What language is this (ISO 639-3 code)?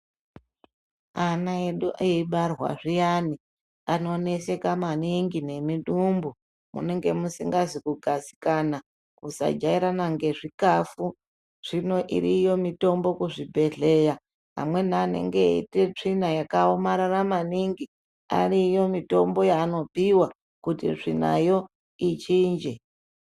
ndc